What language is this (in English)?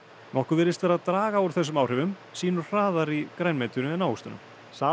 Icelandic